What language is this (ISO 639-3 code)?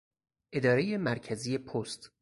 fas